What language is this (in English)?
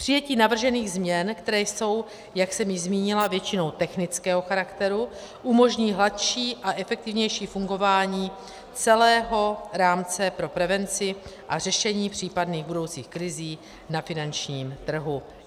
Czech